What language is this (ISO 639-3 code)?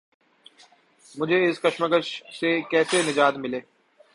urd